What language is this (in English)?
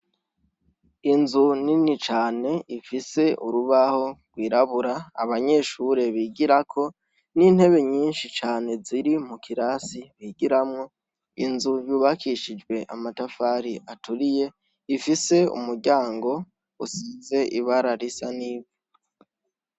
Rundi